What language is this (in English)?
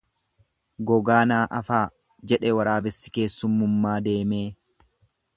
Oromo